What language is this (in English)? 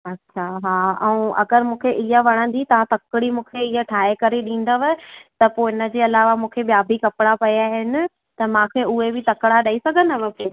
Sindhi